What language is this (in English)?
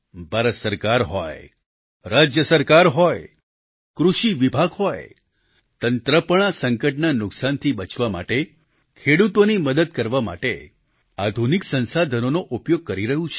Gujarati